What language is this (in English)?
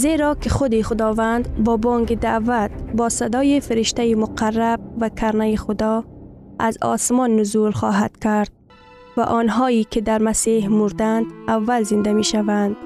Persian